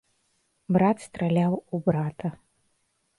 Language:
Belarusian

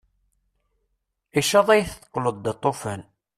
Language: Kabyle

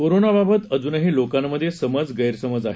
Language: Marathi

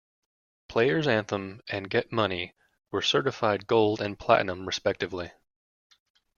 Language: English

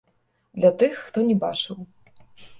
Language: Belarusian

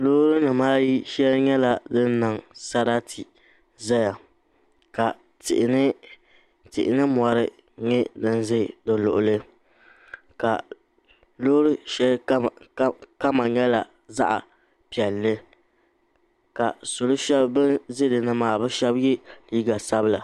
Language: Dagbani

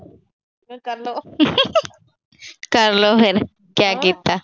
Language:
Punjabi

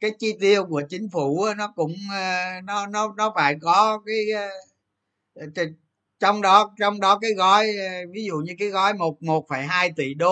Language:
Vietnamese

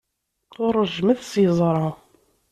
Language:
Kabyle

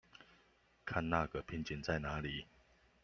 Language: Chinese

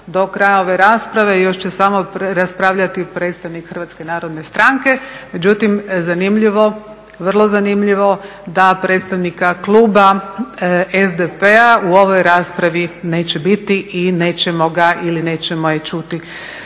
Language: Croatian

